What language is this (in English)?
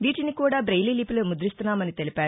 Telugu